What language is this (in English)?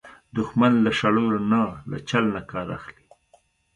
Pashto